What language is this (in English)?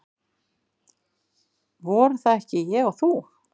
Icelandic